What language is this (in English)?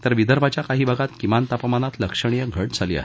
Marathi